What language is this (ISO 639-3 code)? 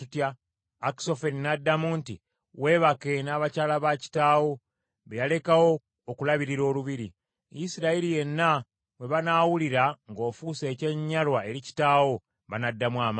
lug